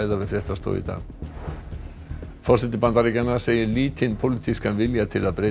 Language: Icelandic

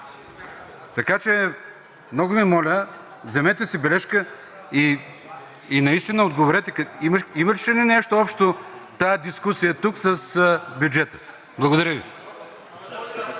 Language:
Bulgarian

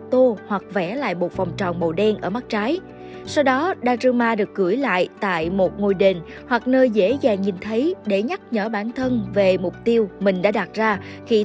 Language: Vietnamese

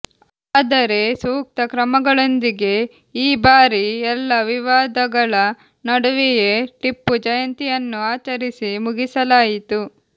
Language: Kannada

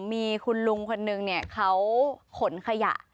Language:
Thai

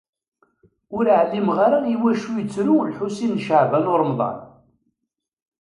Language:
Kabyle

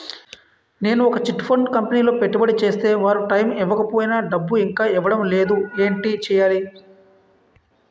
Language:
Telugu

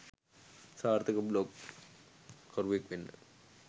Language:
Sinhala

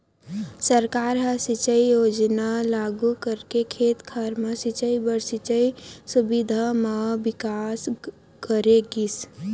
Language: Chhattisgarhi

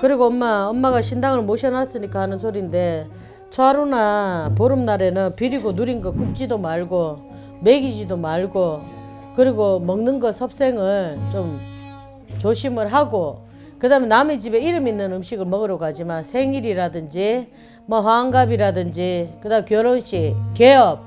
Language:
Korean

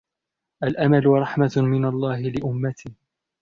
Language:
Arabic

